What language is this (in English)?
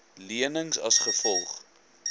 Afrikaans